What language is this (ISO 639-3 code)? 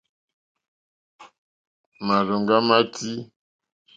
bri